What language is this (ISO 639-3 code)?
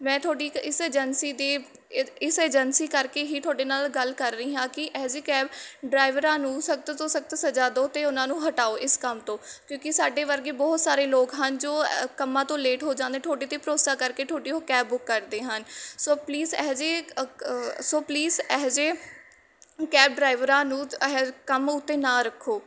pan